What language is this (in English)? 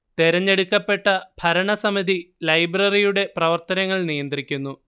Malayalam